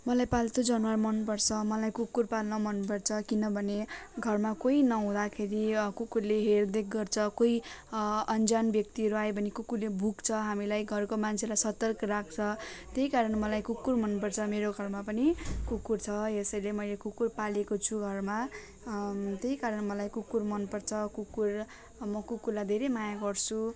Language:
Nepali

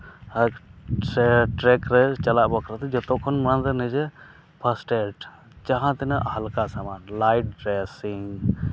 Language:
Santali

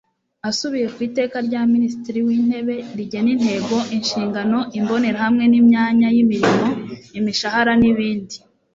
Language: Kinyarwanda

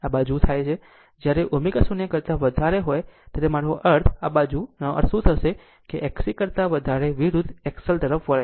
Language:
Gujarati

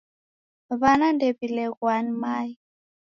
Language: Taita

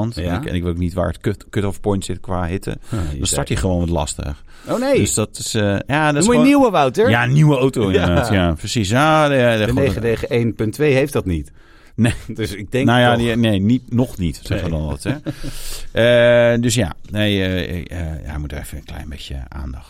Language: Dutch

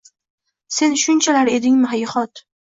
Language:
Uzbek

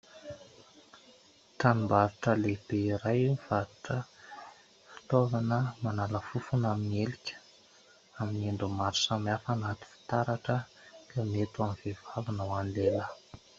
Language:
Malagasy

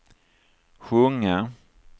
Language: Swedish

